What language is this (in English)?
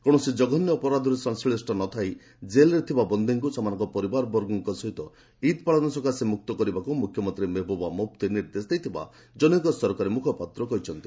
Odia